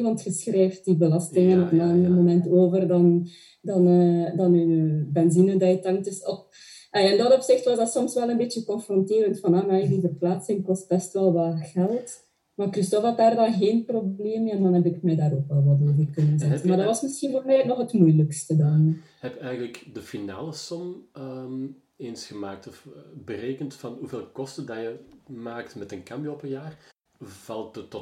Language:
Dutch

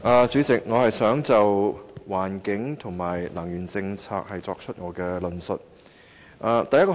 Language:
Cantonese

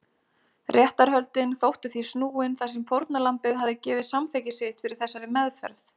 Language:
Icelandic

